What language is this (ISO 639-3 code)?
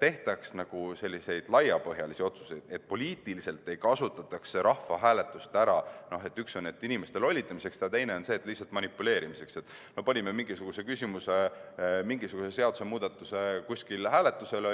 est